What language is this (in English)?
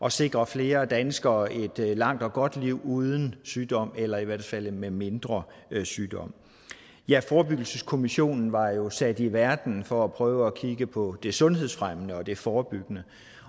Danish